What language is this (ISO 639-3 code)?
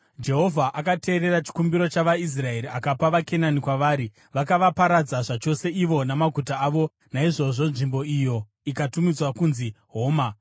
sna